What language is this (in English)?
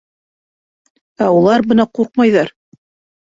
Bashkir